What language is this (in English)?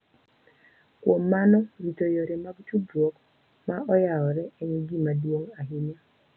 Luo (Kenya and Tanzania)